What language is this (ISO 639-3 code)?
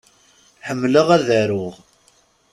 kab